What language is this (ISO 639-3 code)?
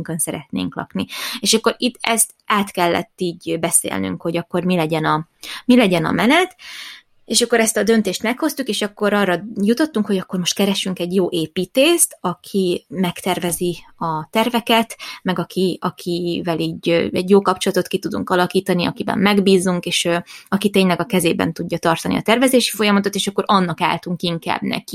hun